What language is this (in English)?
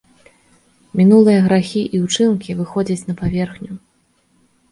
Belarusian